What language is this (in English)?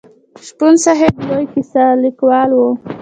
Pashto